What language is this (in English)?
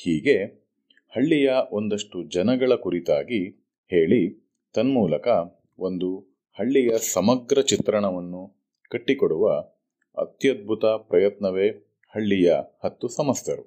Kannada